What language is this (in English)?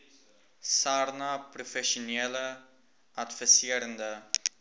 Afrikaans